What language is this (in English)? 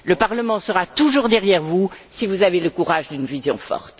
French